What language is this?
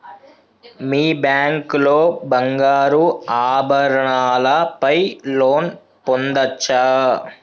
Telugu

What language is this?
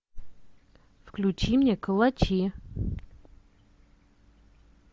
Russian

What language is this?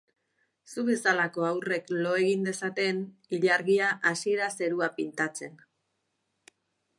Basque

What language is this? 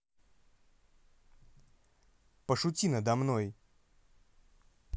Russian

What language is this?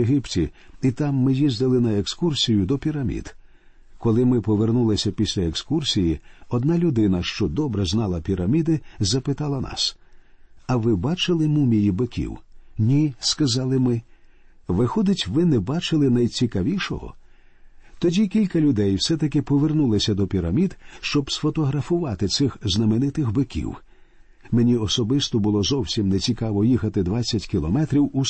Ukrainian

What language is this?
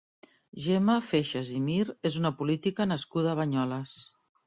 Catalan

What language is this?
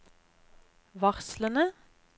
Norwegian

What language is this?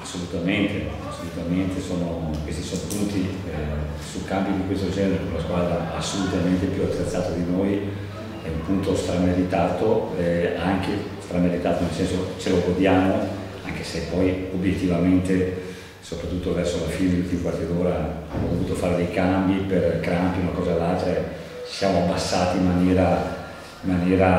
Italian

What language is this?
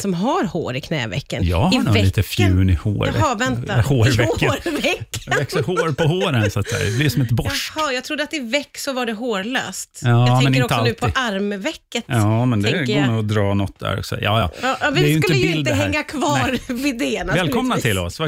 Swedish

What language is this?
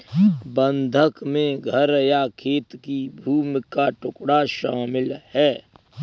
Hindi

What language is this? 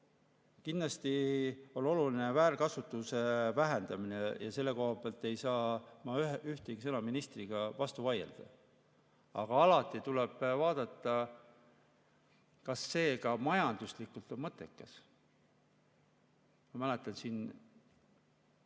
Estonian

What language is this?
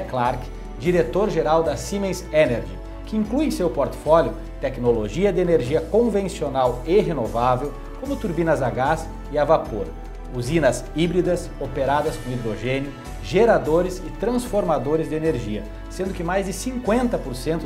Portuguese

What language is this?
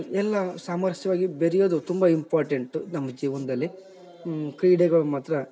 Kannada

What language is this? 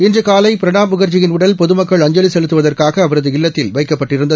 Tamil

